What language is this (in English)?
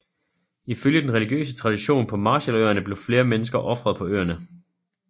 Danish